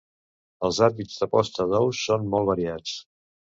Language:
Catalan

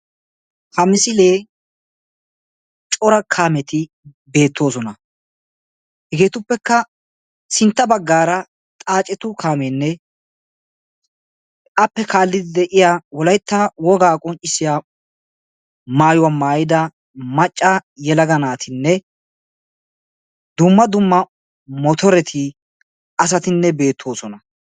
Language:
Wolaytta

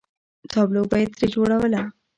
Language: Pashto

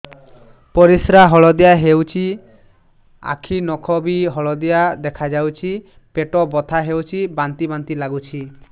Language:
Odia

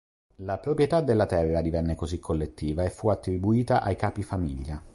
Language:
Italian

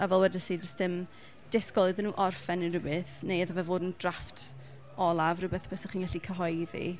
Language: Welsh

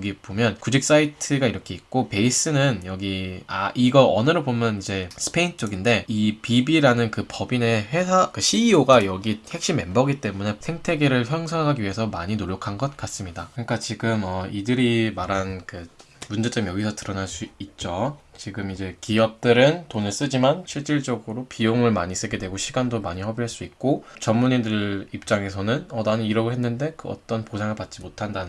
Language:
Korean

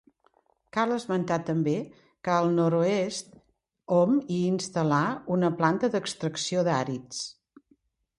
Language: Catalan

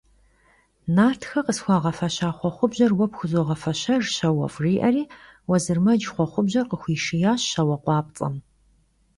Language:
Kabardian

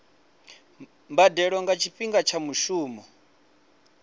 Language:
Venda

